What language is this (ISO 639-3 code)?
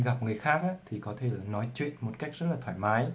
vie